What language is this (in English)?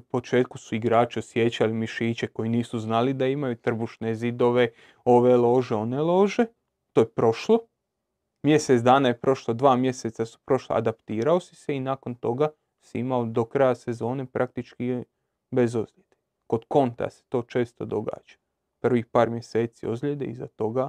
Croatian